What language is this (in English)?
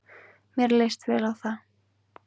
Icelandic